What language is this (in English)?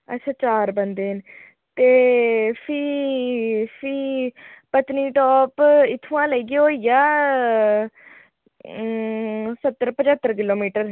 Dogri